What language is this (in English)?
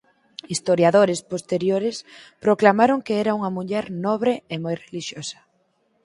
Galician